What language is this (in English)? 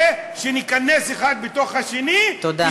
Hebrew